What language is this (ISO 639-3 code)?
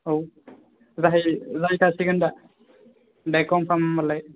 brx